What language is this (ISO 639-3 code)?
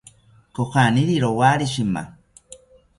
cpy